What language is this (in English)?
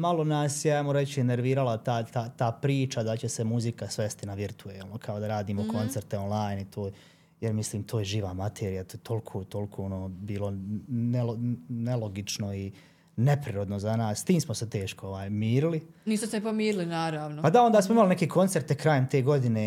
Croatian